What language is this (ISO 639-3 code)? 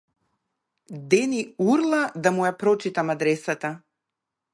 mkd